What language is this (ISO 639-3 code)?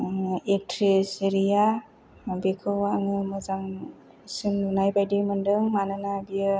brx